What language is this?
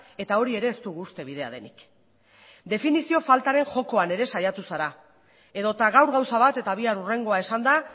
Basque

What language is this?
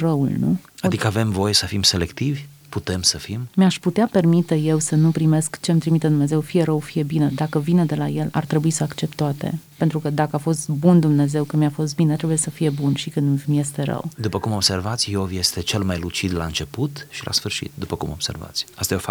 Romanian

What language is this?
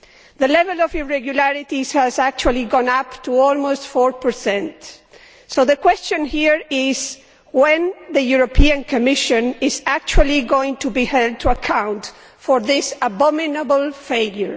English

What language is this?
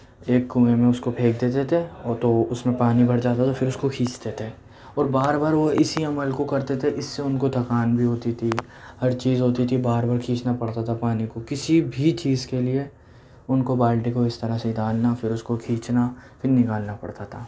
Urdu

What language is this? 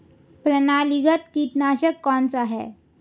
Hindi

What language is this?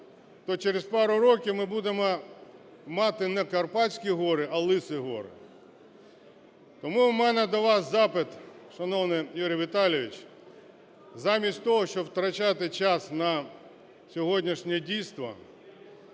Ukrainian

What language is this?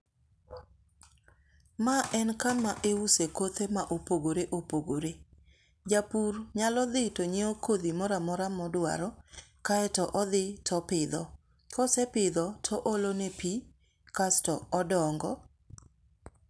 Luo (Kenya and Tanzania)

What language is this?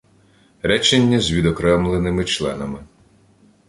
Ukrainian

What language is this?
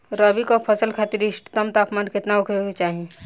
Bhojpuri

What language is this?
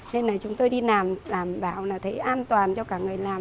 Vietnamese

